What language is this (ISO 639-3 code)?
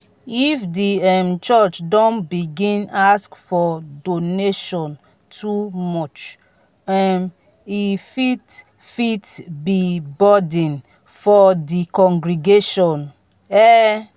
pcm